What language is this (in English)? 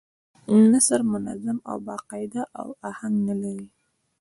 Pashto